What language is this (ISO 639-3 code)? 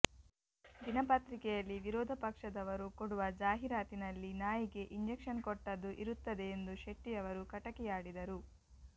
kan